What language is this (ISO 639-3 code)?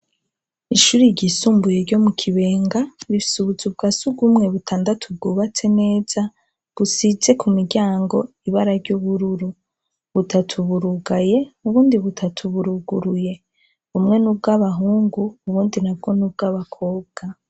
run